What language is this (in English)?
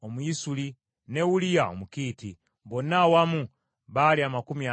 Ganda